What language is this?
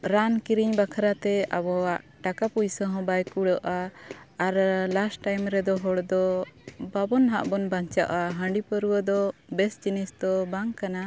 Santali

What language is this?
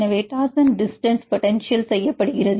Tamil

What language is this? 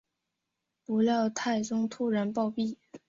Chinese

